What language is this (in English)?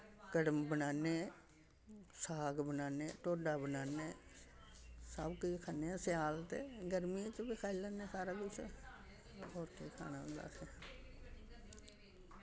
Dogri